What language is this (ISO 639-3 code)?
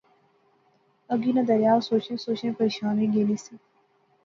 phr